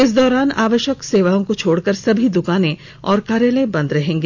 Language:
Hindi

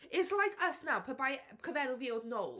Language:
Welsh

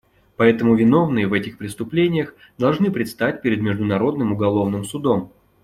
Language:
Russian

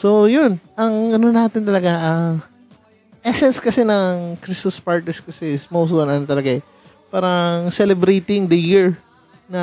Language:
Filipino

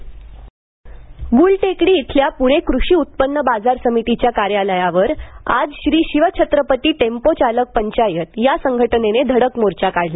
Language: Marathi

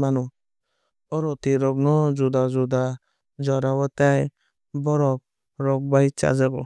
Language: Kok Borok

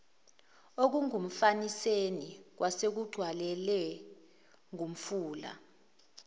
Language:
Zulu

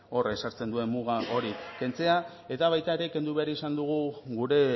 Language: Basque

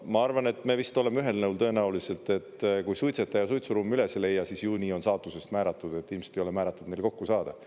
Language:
Estonian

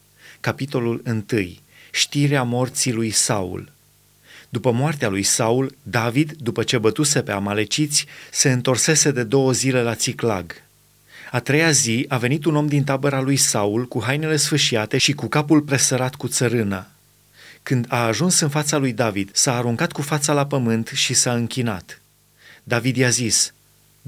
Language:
Romanian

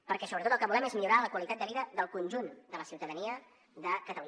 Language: Catalan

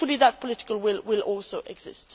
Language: English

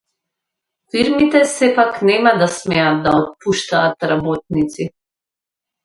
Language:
Macedonian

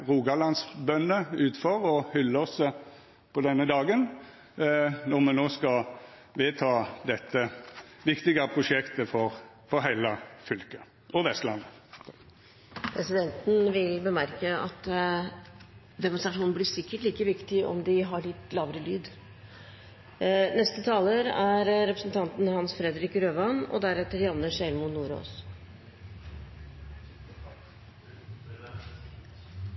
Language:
Norwegian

